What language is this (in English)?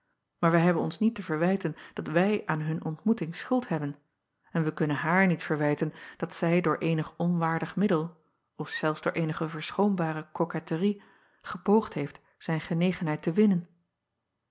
Dutch